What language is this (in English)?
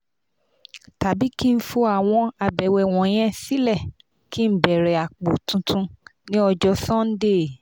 Yoruba